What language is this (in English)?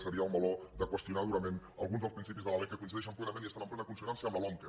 Catalan